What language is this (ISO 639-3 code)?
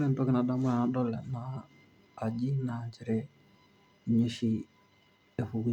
mas